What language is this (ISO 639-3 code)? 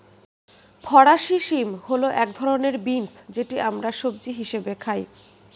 ben